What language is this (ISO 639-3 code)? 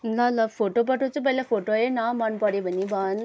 nep